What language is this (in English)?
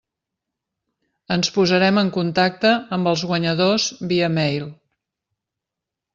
Catalan